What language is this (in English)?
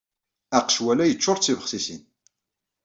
Kabyle